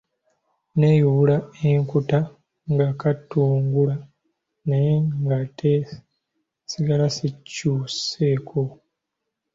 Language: Ganda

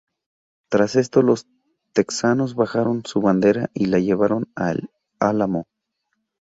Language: Spanish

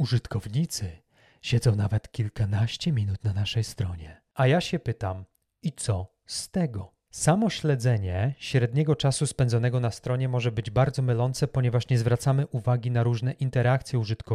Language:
Polish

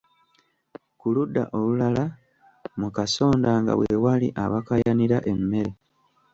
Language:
Ganda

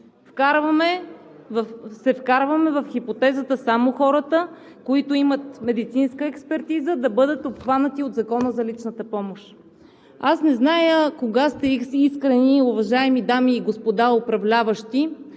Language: Bulgarian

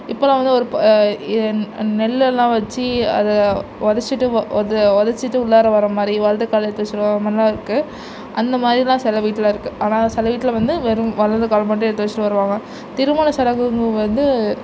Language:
Tamil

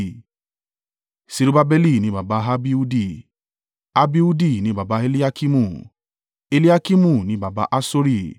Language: Yoruba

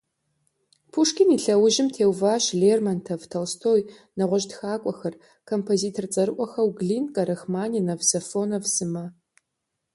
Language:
Kabardian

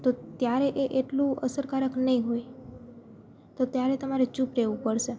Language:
Gujarati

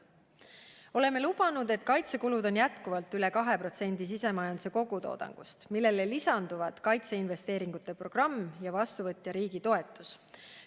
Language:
Estonian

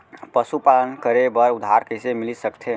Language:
Chhattisgarhi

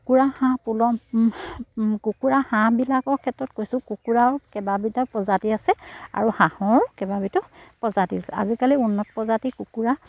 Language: Assamese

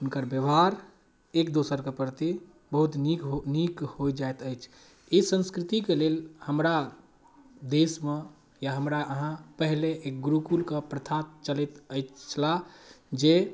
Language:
Maithili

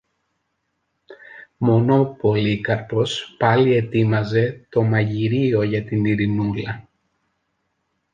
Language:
Greek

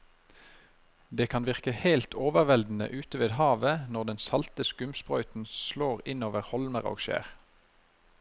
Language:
Norwegian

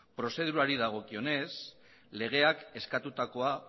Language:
Basque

